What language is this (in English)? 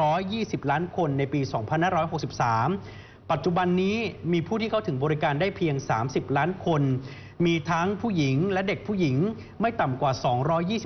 Thai